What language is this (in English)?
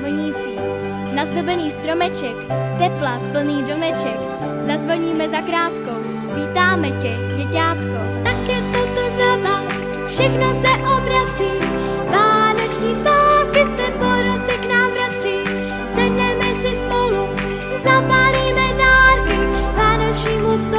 Czech